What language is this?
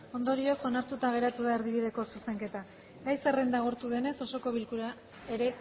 Basque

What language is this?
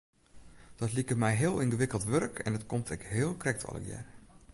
Western Frisian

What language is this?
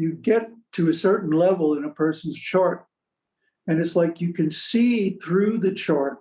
English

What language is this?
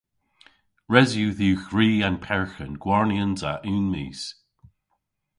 Cornish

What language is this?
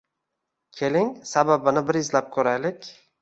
Uzbek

